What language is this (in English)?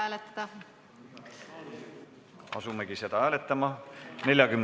Estonian